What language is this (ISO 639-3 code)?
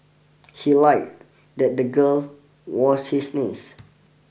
eng